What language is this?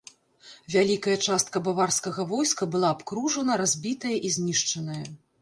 Belarusian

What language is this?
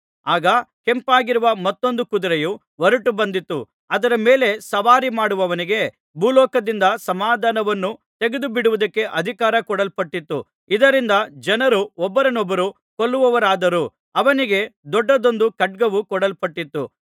Kannada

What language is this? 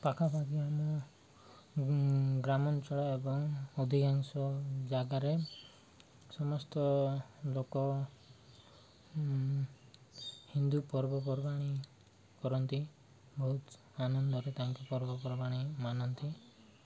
Odia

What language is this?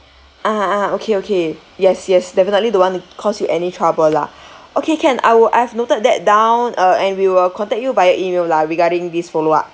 English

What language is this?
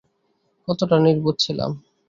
Bangla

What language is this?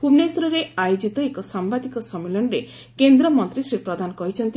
Odia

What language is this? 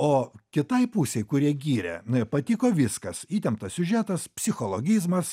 Lithuanian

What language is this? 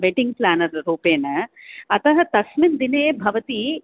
Sanskrit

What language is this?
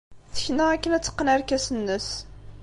Kabyle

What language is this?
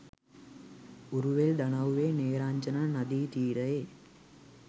Sinhala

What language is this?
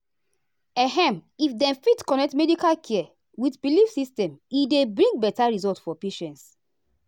Nigerian Pidgin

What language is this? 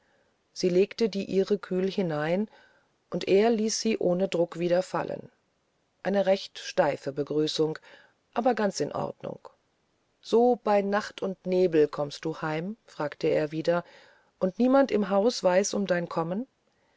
German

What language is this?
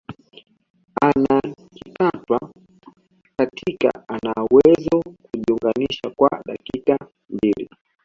Swahili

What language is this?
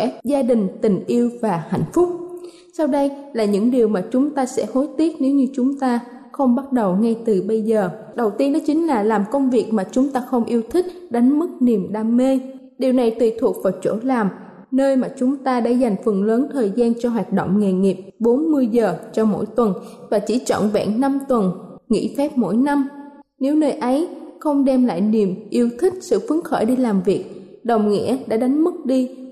Vietnamese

